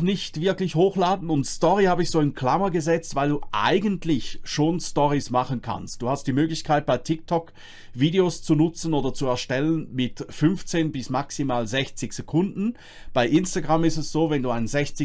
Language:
German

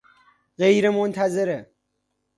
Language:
Persian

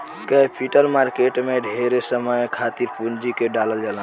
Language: Bhojpuri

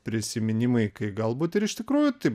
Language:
Lithuanian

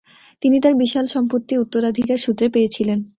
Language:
Bangla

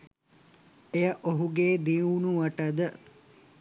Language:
Sinhala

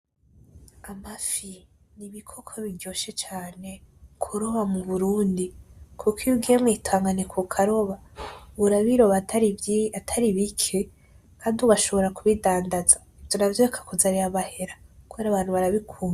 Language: Rundi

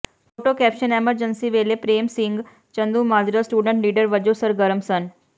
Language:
Punjabi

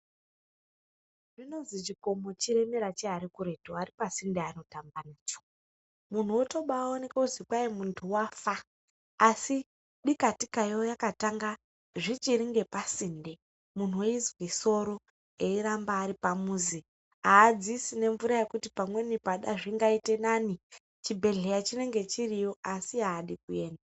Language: Ndau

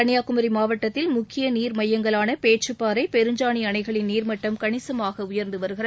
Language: Tamil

